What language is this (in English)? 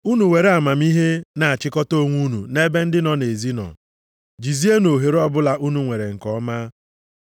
Igbo